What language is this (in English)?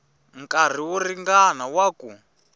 Tsonga